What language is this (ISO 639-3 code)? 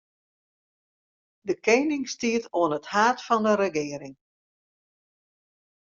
fry